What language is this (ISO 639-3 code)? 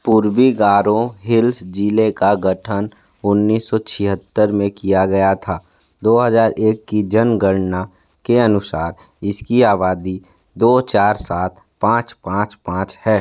hin